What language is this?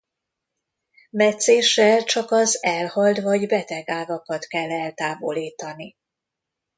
Hungarian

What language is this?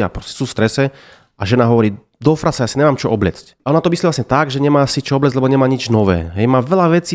Slovak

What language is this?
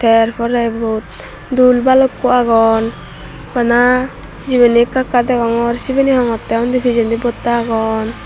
Chakma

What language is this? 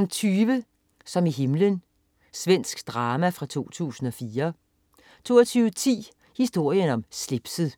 Danish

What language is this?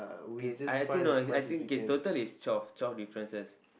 English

